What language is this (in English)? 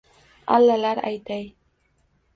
Uzbek